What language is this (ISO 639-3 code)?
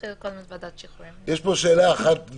heb